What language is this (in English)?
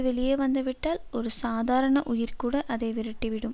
Tamil